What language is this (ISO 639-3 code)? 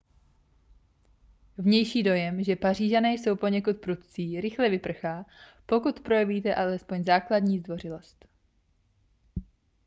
ces